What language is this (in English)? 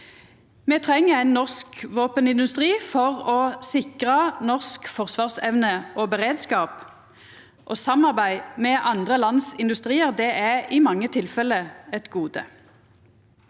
Norwegian